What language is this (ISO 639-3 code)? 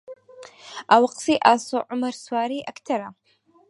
ckb